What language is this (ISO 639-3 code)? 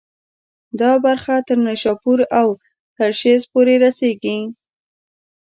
pus